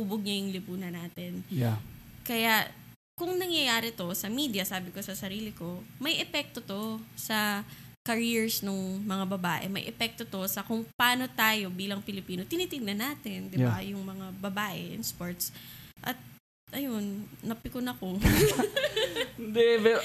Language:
Filipino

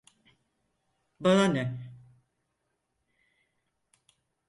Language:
Turkish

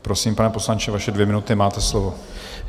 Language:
Czech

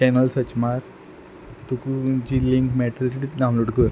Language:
Konkani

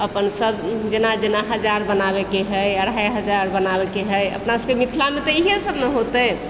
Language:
Maithili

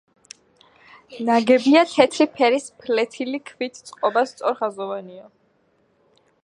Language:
Georgian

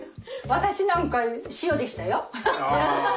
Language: Japanese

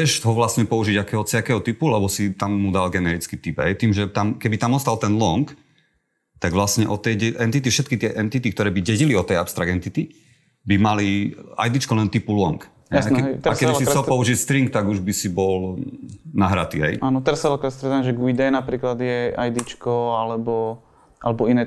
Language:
Slovak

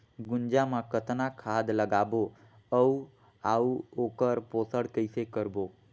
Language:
Chhattisgarhi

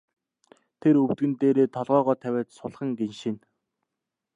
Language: Mongolian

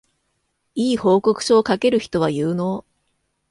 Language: Japanese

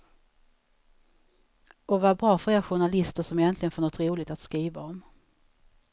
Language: Swedish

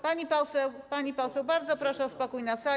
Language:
Polish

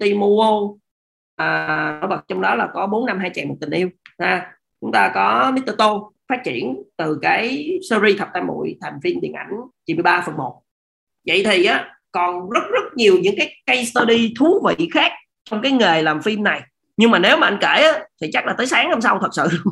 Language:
Vietnamese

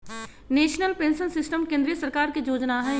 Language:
Magahi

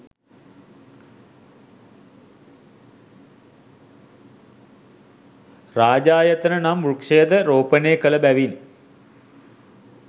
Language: Sinhala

